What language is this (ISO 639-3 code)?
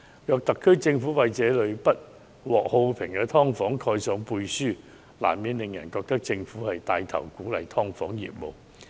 yue